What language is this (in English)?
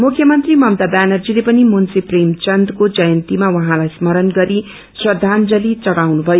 Nepali